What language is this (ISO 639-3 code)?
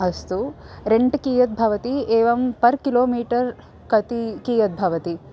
san